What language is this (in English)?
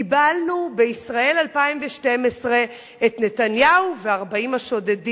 Hebrew